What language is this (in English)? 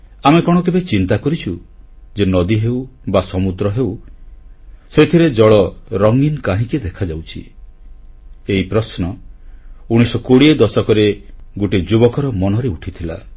Odia